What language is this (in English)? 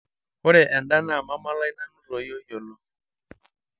Masai